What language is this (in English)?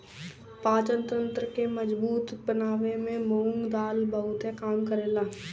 Bhojpuri